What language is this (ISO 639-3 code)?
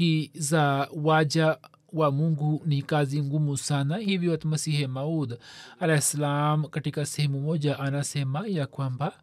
swa